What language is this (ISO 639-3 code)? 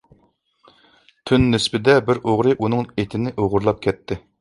uig